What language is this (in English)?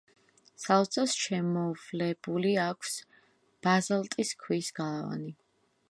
Georgian